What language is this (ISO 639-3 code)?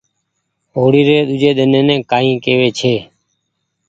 gig